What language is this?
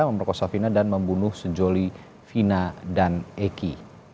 Indonesian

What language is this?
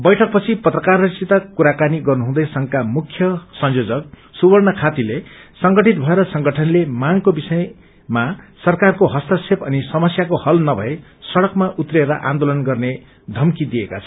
Nepali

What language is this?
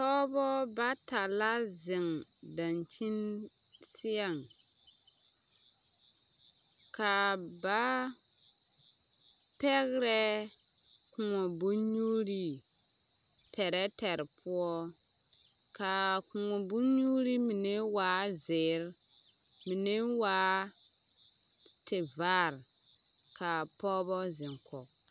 Southern Dagaare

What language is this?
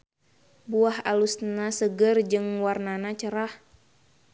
Sundanese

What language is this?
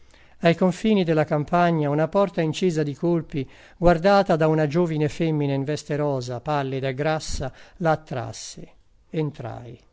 Italian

